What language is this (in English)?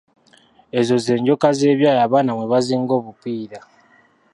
Ganda